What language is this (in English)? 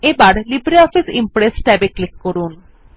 Bangla